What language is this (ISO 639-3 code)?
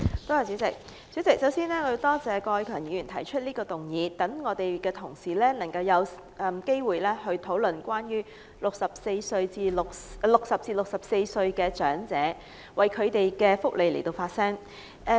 yue